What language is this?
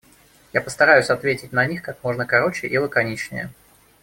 Russian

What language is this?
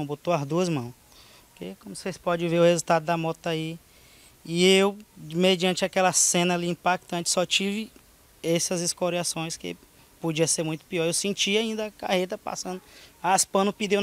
Portuguese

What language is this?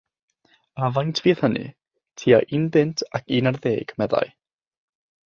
Welsh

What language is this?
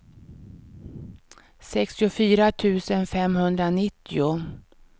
Swedish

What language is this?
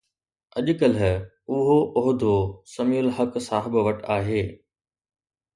Sindhi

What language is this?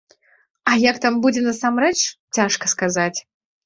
Belarusian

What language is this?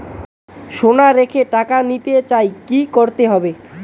Bangla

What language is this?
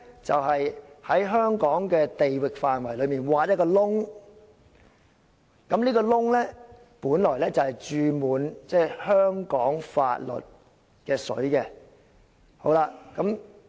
Cantonese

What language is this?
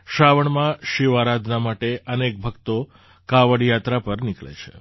Gujarati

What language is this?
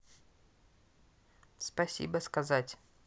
Russian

